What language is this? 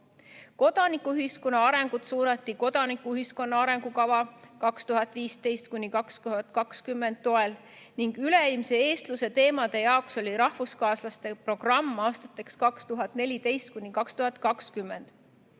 Estonian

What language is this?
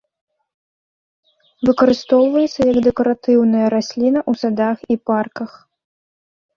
Belarusian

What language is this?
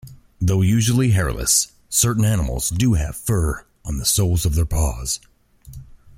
English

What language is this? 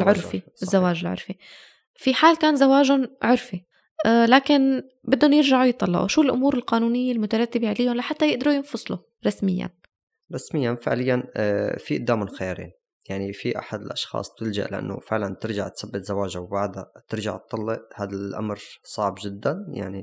Arabic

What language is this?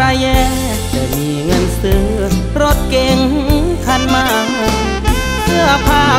Thai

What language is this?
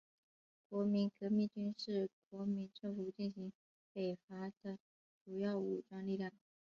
Chinese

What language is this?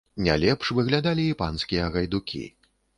Belarusian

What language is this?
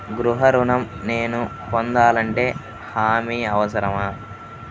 Telugu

